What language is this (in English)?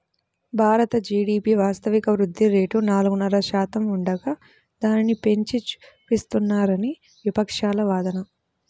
Telugu